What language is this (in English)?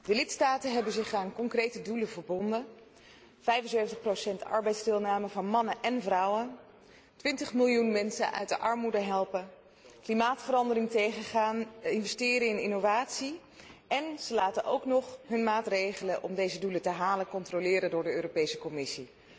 Dutch